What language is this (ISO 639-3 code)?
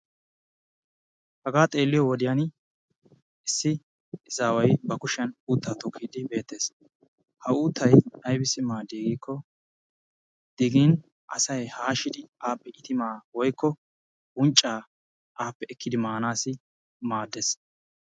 wal